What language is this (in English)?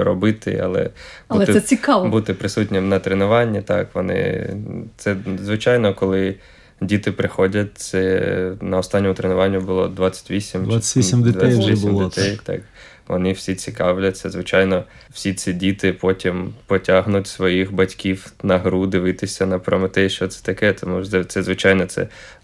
Ukrainian